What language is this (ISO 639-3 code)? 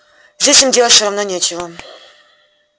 rus